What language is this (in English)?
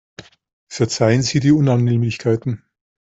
German